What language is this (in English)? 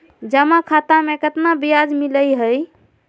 Magahi